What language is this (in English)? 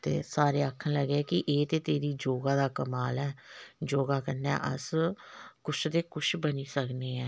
Dogri